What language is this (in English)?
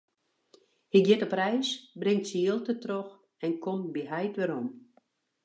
Western Frisian